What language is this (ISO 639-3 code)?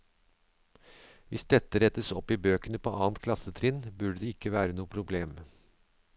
nor